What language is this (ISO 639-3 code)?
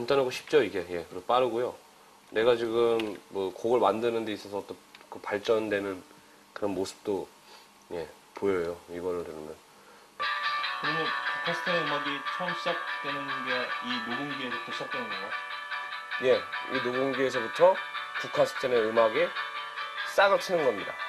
kor